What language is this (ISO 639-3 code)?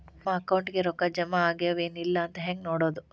kan